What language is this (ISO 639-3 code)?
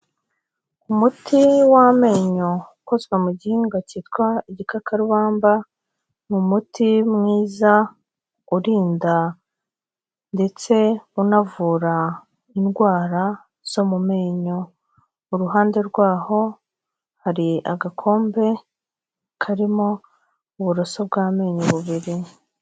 kin